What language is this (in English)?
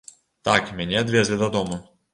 Belarusian